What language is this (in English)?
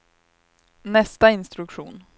Swedish